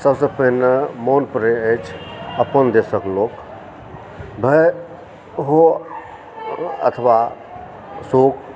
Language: Maithili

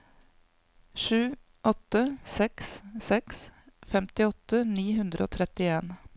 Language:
Norwegian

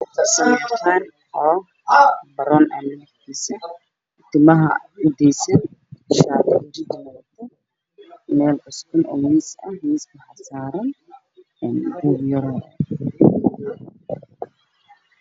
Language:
Somali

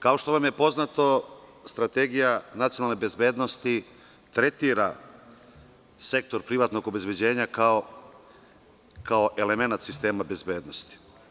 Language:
Serbian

